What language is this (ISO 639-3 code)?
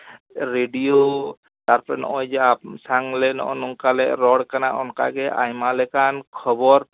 sat